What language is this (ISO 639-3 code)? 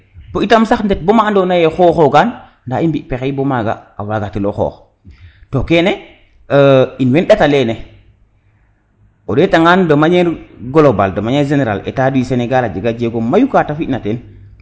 srr